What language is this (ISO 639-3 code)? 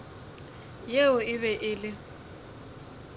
nso